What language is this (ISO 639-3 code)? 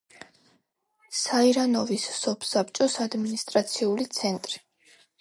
kat